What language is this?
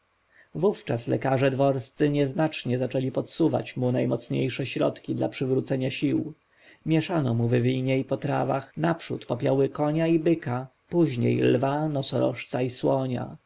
Polish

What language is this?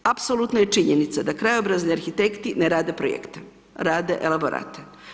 Croatian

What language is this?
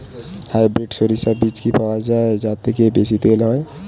Bangla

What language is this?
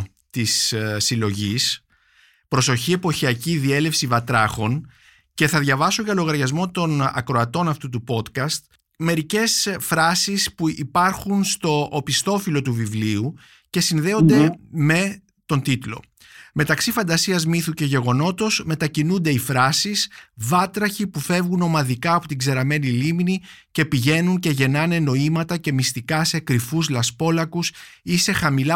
Greek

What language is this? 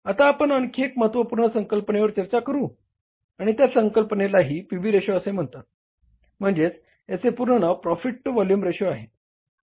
Marathi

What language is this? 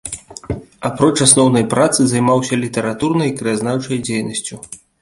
Belarusian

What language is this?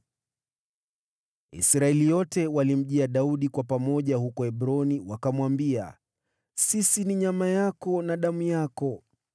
Swahili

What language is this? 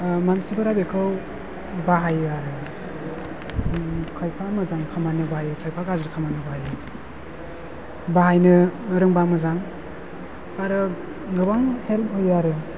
Bodo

